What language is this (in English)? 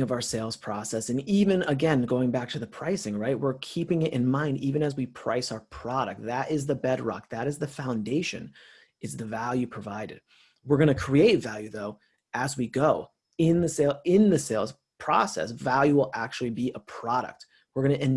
English